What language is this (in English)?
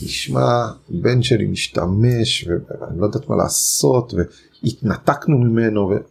Hebrew